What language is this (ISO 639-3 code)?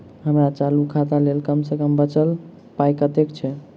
mai